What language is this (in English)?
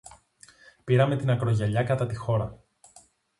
Greek